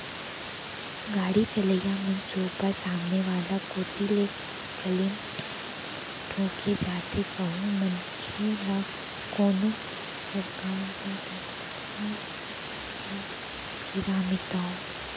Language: Chhattisgarhi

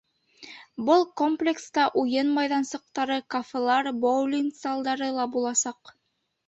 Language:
Bashkir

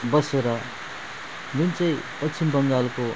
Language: Nepali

